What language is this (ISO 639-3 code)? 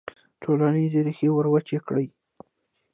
pus